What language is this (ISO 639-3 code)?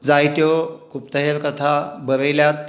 kok